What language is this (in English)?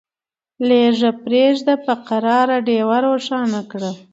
Pashto